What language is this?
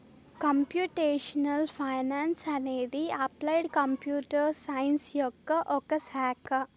Telugu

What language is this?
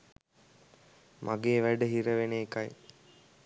Sinhala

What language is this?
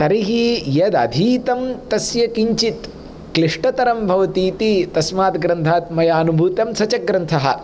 Sanskrit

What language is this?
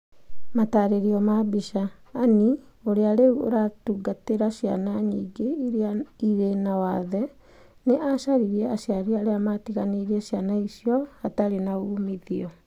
Kikuyu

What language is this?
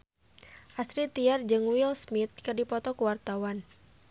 Sundanese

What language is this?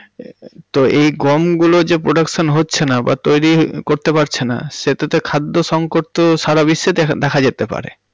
Bangla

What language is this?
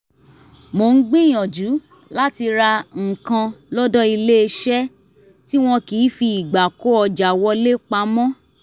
Yoruba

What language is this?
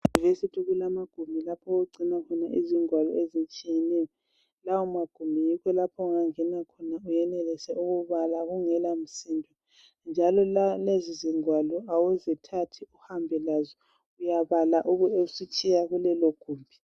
North Ndebele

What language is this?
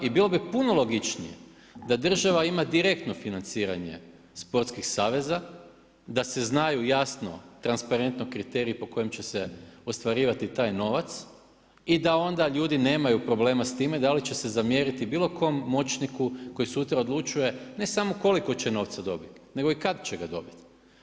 Croatian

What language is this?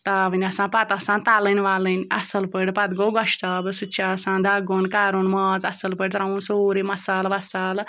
Kashmiri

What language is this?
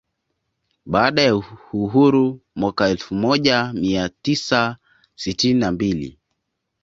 Swahili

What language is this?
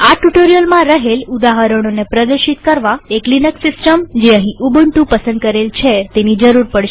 Gujarati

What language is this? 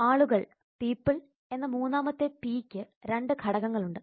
Malayalam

